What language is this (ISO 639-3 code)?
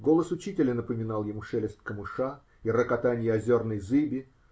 rus